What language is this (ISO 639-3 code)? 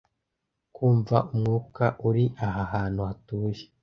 kin